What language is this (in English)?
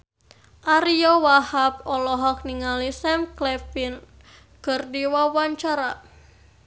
Sundanese